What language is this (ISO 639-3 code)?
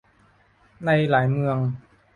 tha